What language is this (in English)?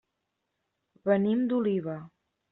Catalan